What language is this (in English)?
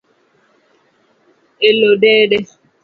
Luo (Kenya and Tanzania)